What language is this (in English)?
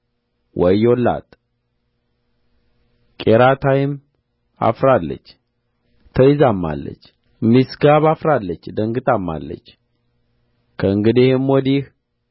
Amharic